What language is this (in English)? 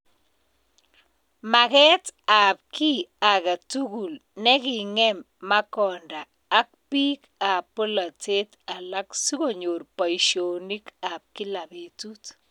Kalenjin